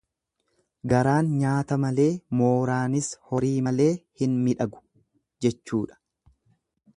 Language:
Oromo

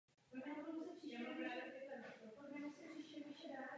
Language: Czech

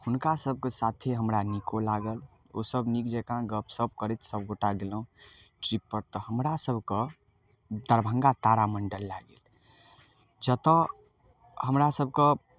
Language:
Maithili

